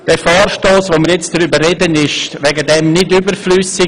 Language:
Swiss German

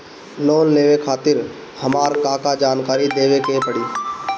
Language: Bhojpuri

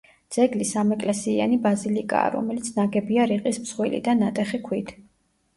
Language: Georgian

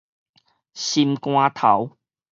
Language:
Min Nan Chinese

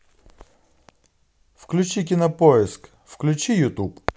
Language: Russian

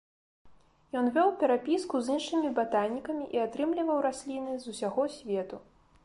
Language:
Belarusian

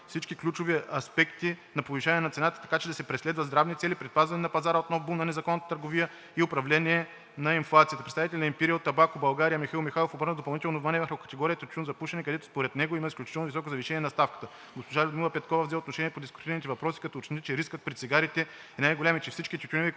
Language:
Bulgarian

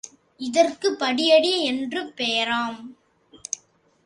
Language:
Tamil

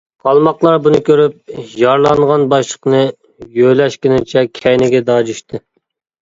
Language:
Uyghur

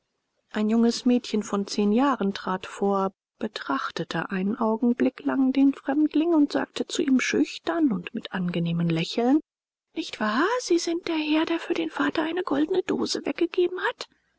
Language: German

